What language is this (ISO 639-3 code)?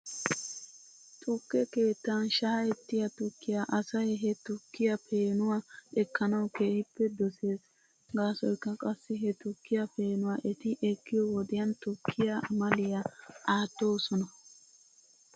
wal